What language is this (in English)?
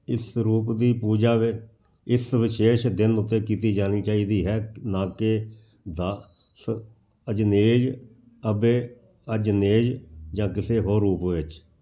Punjabi